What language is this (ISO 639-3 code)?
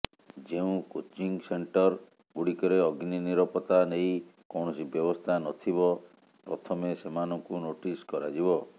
ori